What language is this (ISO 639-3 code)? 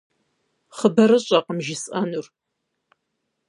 kbd